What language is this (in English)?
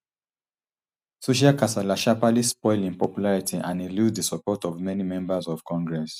Nigerian Pidgin